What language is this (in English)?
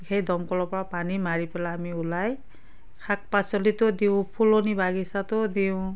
Assamese